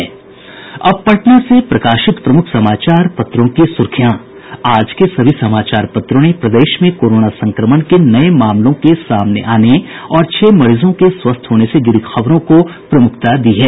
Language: Hindi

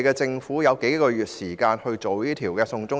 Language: Cantonese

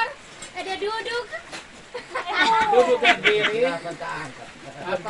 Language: Indonesian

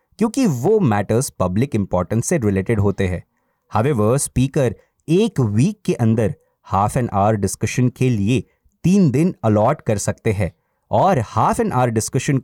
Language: Hindi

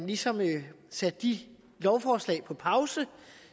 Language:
Danish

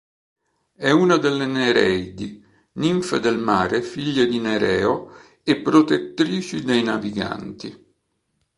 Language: Italian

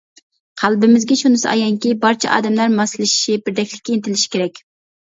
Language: Uyghur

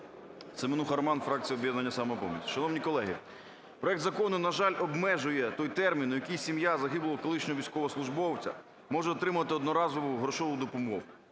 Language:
Ukrainian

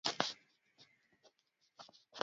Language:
Swahili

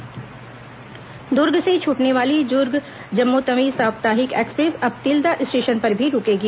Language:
Hindi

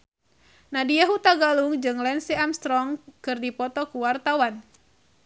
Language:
Sundanese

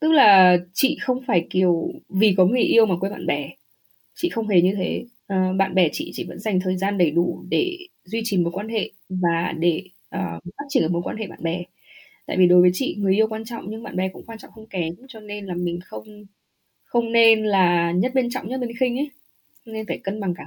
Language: Vietnamese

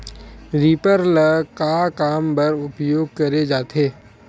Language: Chhattisgarhi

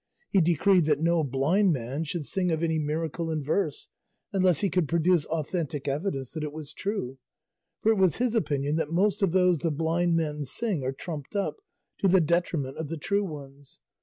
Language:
English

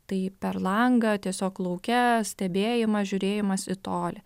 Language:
Lithuanian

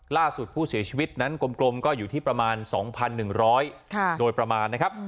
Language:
Thai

